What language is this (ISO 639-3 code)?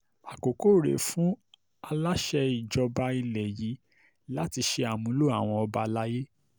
yor